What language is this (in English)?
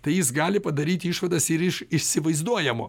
Lithuanian